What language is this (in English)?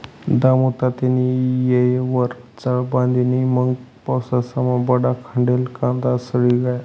Marathi